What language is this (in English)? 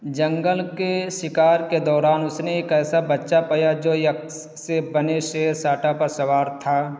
Urdu